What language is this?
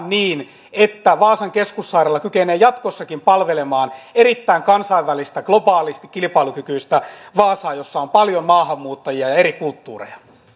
Finnish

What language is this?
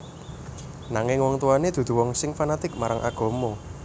Javanese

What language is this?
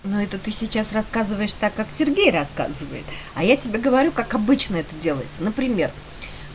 Russian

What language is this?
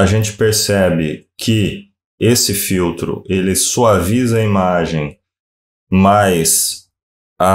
Portuguese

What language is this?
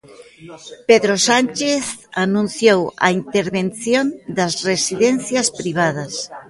Galician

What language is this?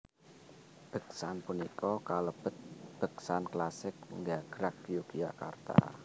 Javanese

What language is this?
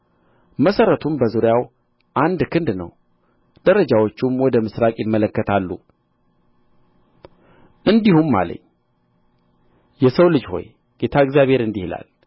Amharic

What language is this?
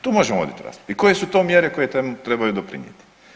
Croatian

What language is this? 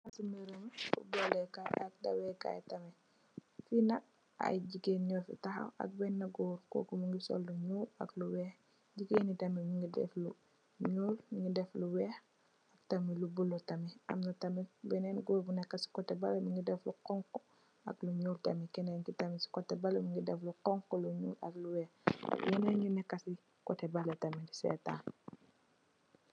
Wolof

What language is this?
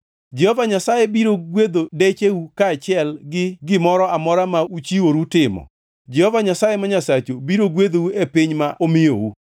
Luo (Kenya and Tanzania)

